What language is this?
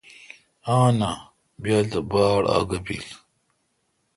Kalkoti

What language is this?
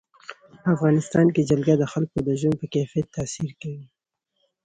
Pashto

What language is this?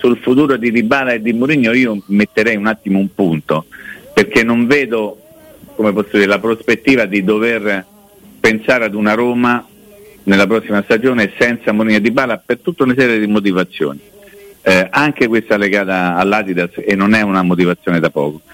Italian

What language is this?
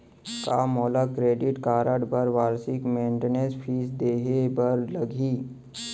Chhattisgarhi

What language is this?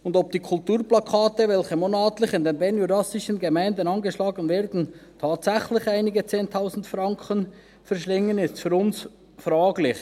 Swiss German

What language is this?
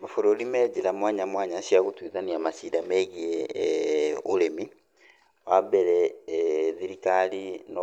Kikuyu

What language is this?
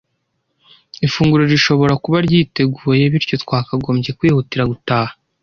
Kinyarwanda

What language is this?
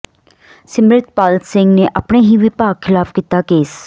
Punjabi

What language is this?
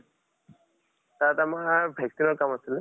Assamese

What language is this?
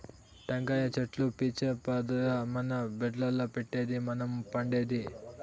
Telugu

